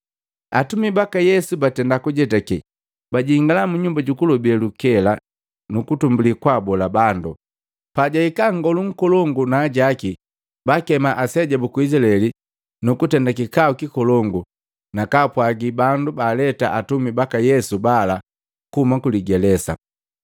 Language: Matengo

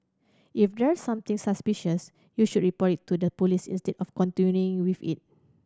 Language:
English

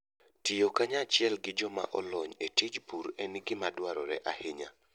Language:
Luo (Kenya and Tanzania)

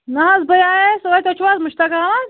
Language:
Kashmiri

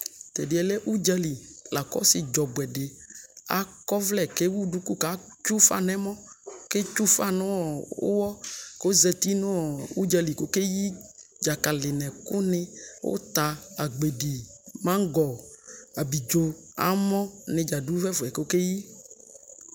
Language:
Ikposo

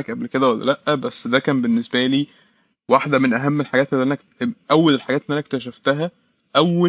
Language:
Arabic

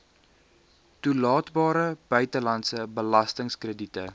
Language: Afrikaans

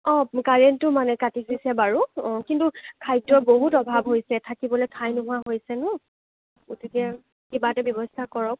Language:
Assamese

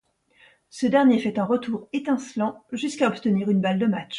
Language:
French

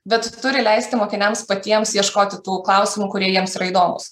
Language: Lithuanian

